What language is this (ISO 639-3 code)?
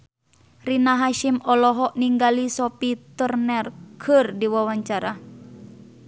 sun